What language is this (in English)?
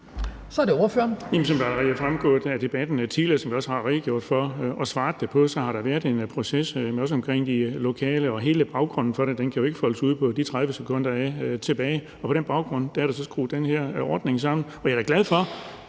Danish